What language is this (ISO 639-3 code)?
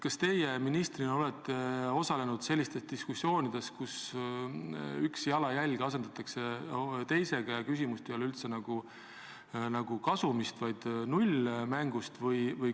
est